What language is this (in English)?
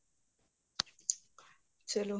Punjabi